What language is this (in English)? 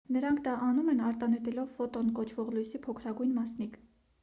Armenian